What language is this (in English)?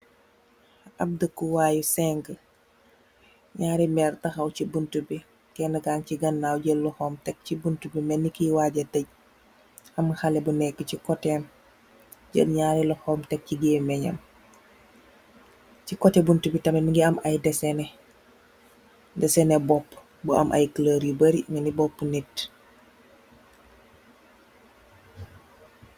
Wolof